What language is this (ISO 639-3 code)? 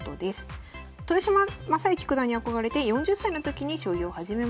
jpn